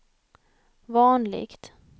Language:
Swedish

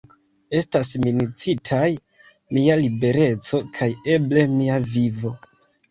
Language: Esperanto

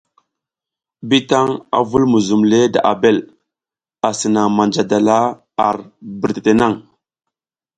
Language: South Giziga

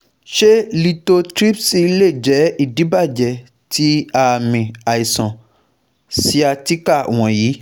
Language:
Yoruba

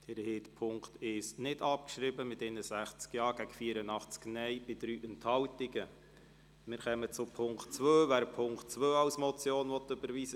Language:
Swiss German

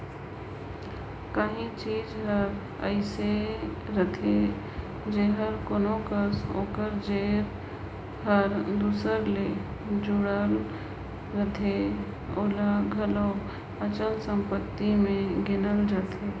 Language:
Chhattisgarhi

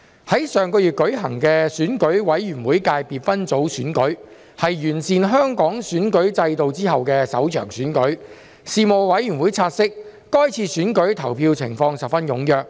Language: Cantonese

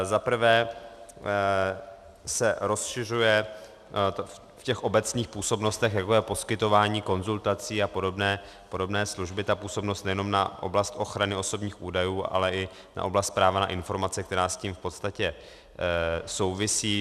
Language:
Czech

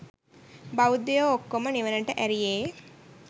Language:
Sinhala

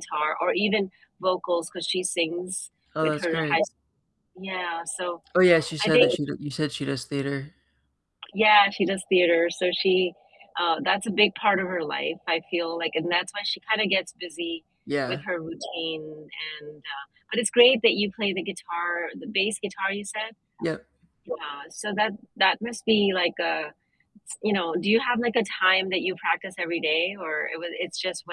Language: English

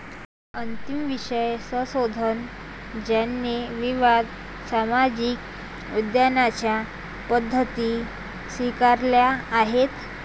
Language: Marathi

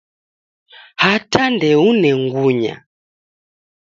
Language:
Taita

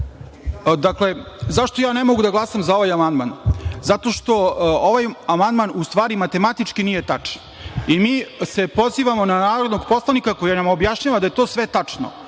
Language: Serbian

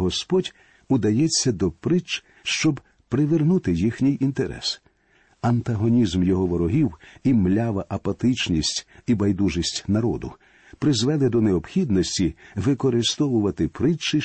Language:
Ukrainian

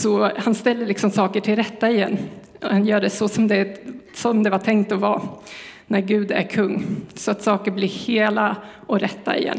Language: Swedish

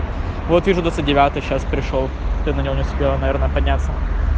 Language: Russian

